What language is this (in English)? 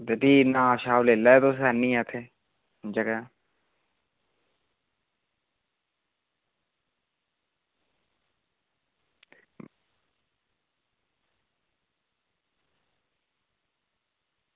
Dogri